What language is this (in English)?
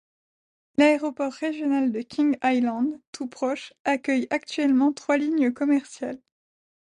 French